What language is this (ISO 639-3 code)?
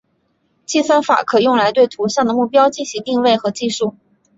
zho